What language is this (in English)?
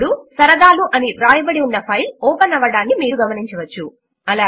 Telugu